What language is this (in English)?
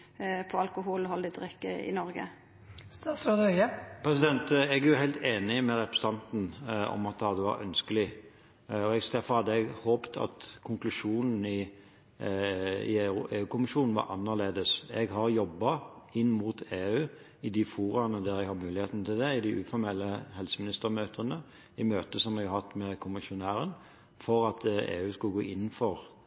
Norwegian